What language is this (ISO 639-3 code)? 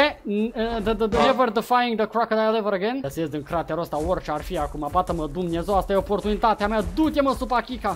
ron